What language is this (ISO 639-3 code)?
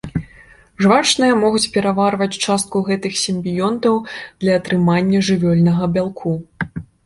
bel